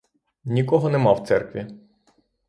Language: Ukrainian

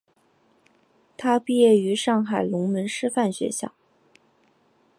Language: Chinese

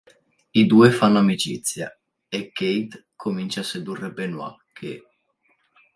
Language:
Italian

